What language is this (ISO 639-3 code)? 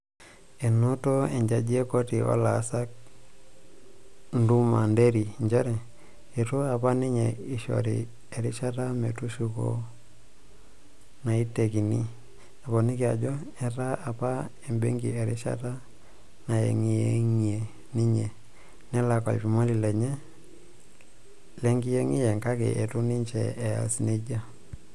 mas